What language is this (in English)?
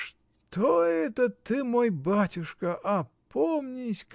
Russian